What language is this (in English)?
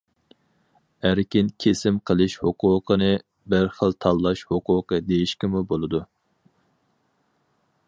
Uyghur